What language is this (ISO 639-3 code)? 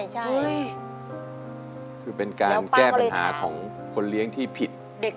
tha